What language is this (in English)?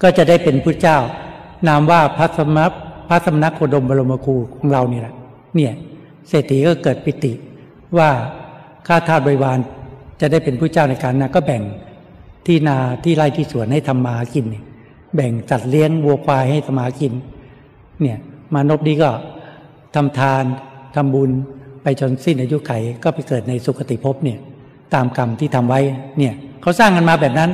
Thai